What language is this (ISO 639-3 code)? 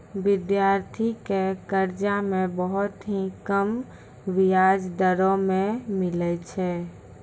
mai